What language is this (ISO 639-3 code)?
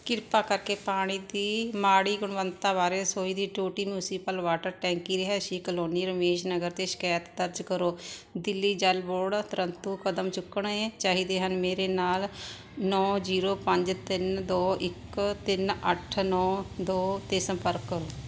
pan